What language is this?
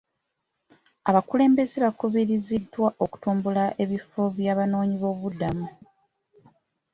Ganda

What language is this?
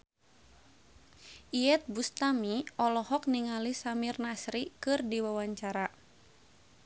Sundanese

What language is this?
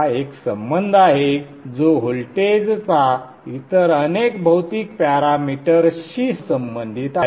Marathi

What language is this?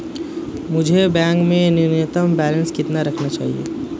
Hindi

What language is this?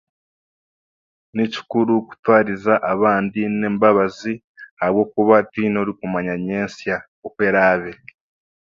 Chiga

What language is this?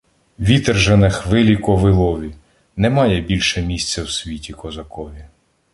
Ukrainian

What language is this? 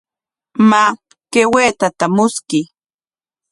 Corongo Ancash Quechua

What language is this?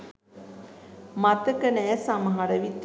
Sinhala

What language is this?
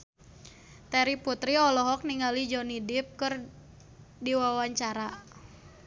Sundanese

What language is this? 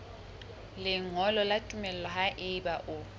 Southern Sotho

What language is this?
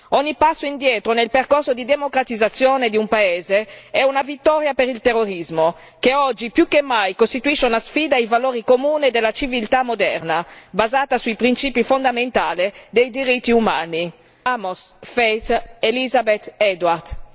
Italian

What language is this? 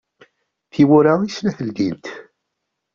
Kabyle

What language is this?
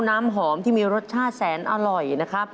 Thai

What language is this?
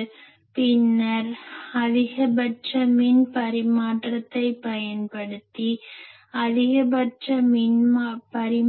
Tamil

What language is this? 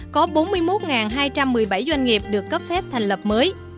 Vietnamese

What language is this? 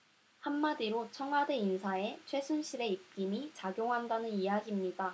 Korean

